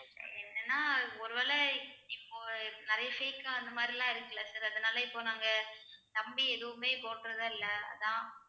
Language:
Tamil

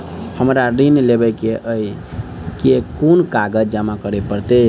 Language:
Maithili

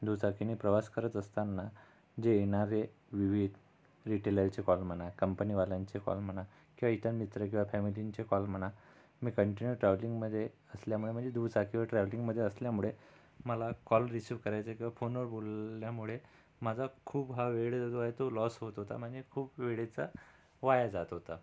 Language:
Marathi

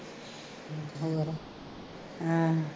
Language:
Punjabi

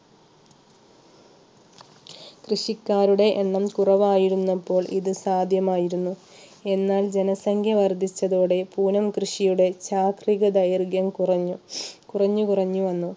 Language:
Malayalam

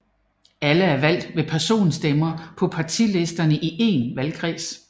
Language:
Danish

